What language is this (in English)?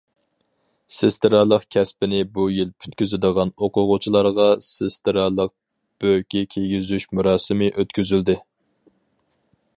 Uyghur